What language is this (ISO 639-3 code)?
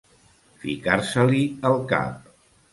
cat